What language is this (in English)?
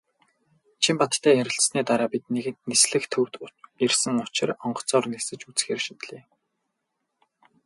Mongolian